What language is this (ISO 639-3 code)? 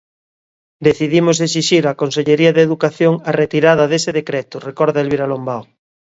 glg